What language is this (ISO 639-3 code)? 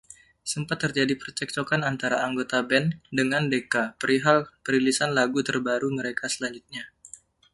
ind